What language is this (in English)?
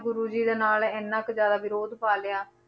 Punjabi